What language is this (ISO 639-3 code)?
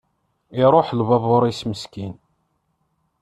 kab